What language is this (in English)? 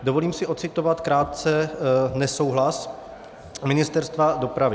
Czech